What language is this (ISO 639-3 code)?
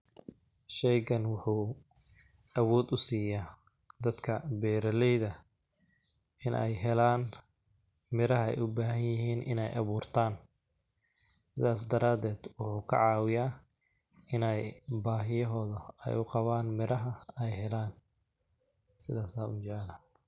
som